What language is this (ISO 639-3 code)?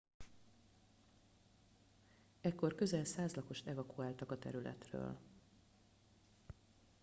hun